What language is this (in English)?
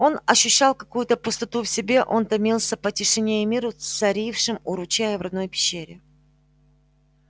Russian